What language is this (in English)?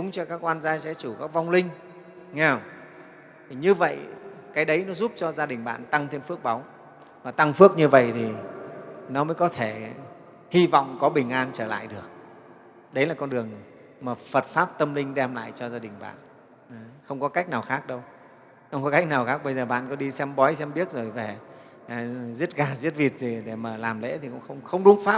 Vietnamese